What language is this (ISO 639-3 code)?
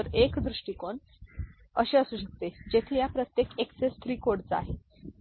mar